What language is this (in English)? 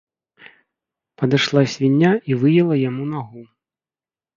Belarusian